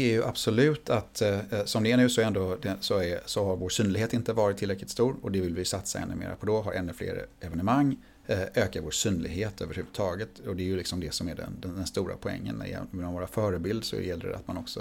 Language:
Swedish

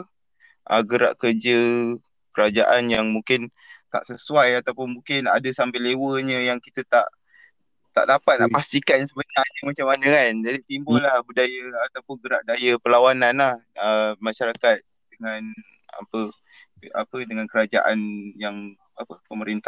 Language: Malay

